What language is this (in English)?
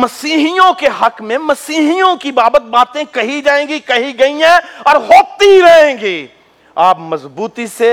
Urdu